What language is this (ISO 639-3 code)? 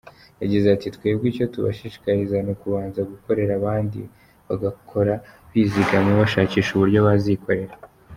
kin